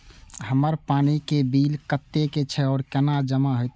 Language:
Maithili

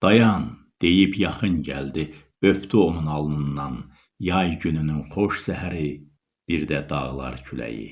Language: Turkish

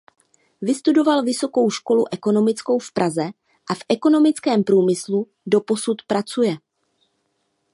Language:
Czech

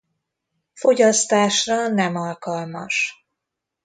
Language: Hungarian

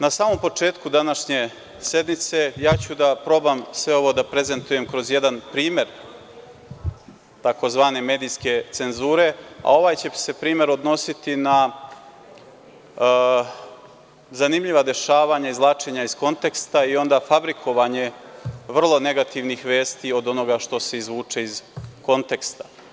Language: Serbian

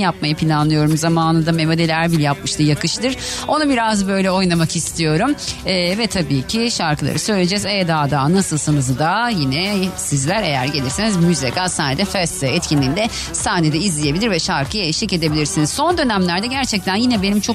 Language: Turkish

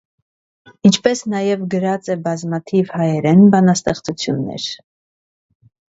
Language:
Armenian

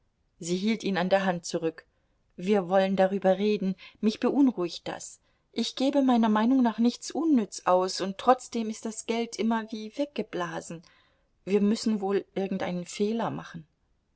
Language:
German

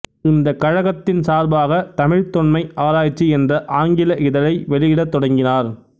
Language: Tamil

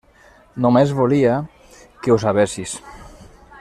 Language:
Catalan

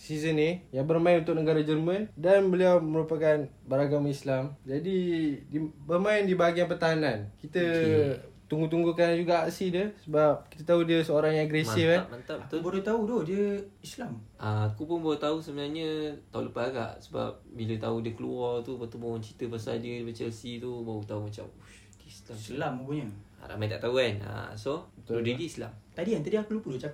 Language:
Malay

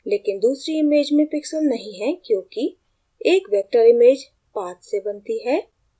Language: Hindi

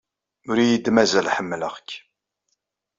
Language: Kabyle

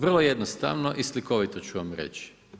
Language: Croatian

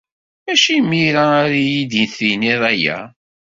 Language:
Kabyle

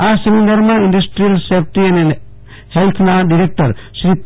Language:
Gujarati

